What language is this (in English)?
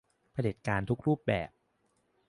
Thai